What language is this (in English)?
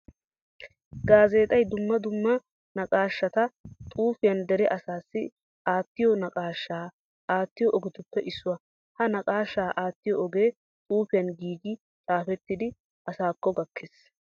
Wolaytta